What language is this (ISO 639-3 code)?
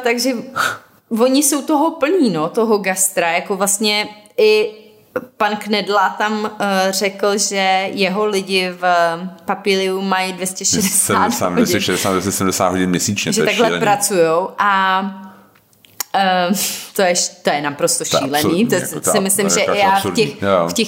ces